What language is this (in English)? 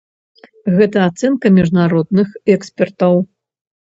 Belarusian